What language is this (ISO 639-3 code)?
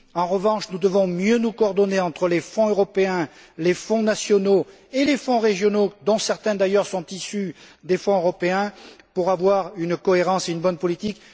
fra